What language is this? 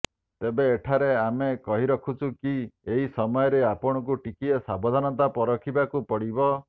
Odia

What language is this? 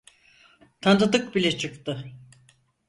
Turkish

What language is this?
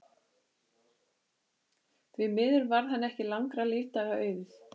Icelandic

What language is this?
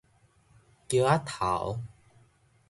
Min Nan Chinese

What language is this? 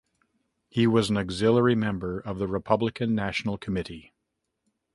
English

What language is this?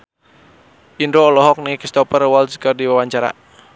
Sundanese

